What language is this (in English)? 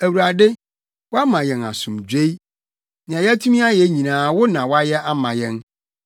Akan